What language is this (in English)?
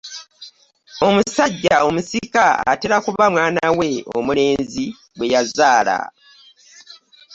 Ganda